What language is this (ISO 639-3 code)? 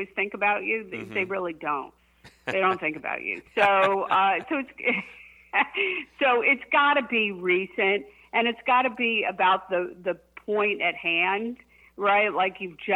eng